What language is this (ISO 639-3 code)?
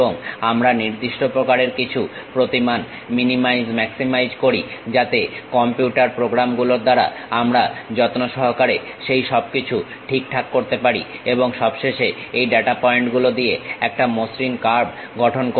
ben